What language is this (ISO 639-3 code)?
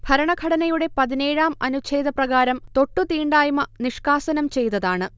mal